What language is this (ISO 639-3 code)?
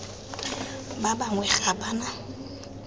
tsn